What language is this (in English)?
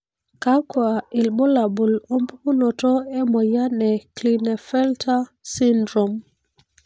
Masai